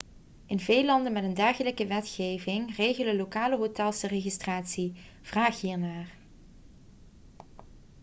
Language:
Dutch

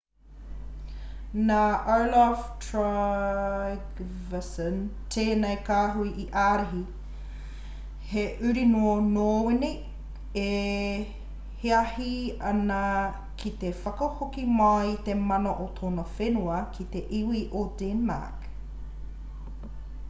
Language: Māori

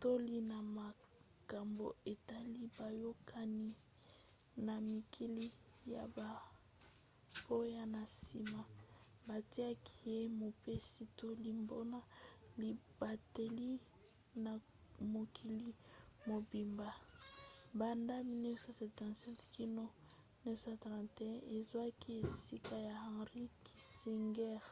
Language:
Lingala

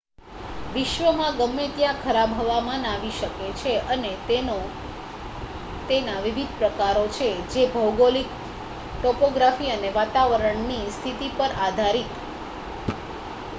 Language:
Gujarati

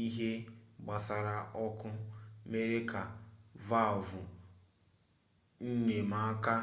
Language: Igbo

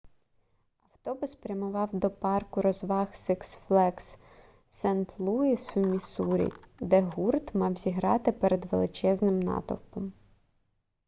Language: Ukrainian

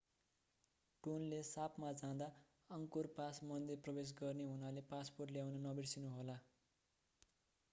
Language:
Nepali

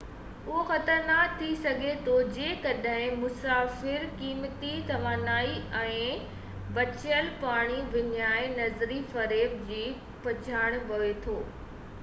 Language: Sindhi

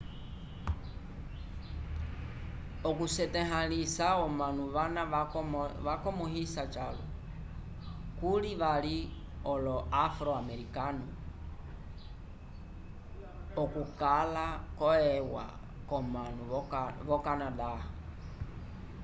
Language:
Umbundu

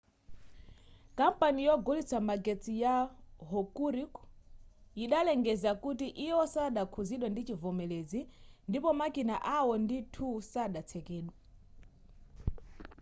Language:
Nyanja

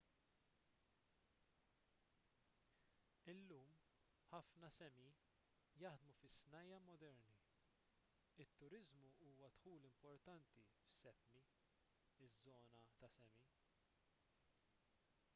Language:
Maltese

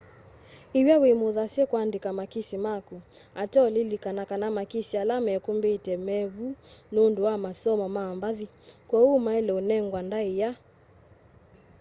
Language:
Kamba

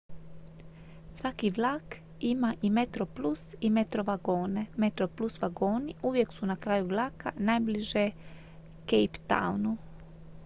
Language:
Croatian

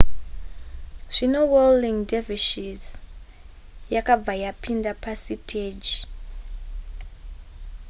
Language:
Shona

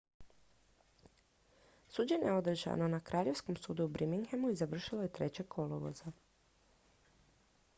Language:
Croatian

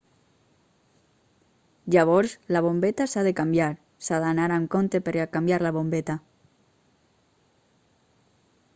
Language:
Catalan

